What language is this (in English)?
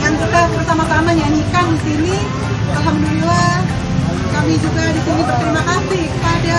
Indonesian